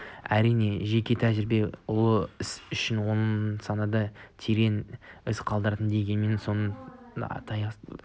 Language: Kazakh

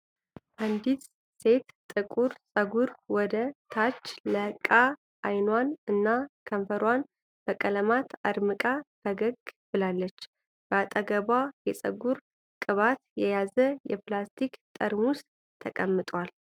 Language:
Amharic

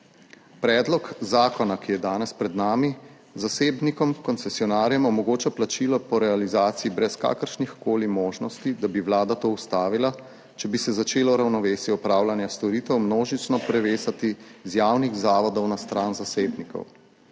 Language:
Slovenian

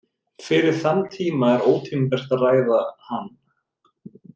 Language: Icelandic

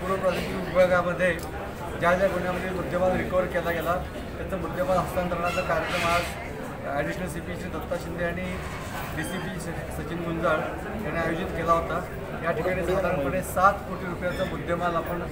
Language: Hindi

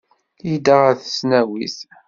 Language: Kabyle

